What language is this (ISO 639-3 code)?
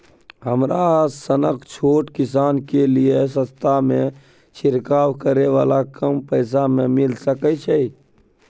mai